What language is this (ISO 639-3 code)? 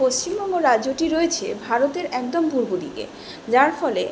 ben